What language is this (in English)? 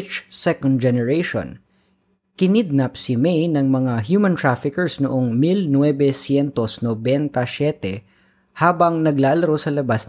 Filipino